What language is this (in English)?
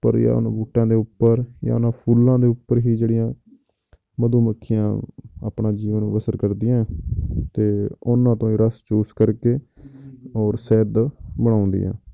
Punjabi